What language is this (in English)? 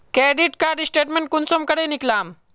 Magahi